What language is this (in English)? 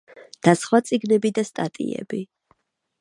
Georgian